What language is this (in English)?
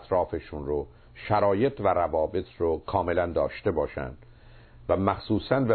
Persian